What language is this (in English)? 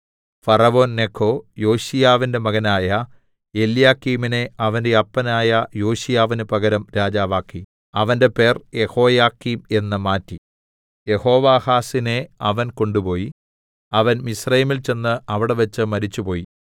Malayalam